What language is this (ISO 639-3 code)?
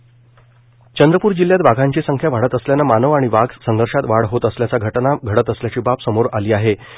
mar